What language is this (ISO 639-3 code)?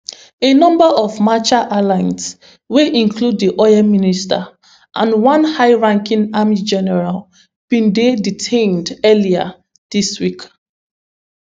pcm